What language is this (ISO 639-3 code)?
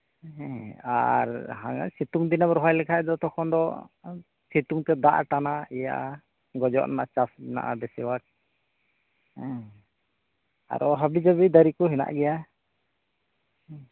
sat